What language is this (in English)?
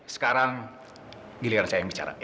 Indonesian